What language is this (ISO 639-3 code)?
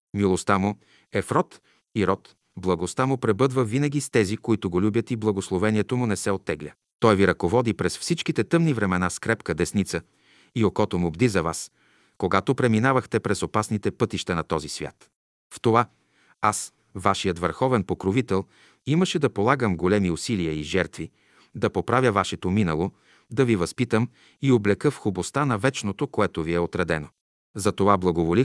bul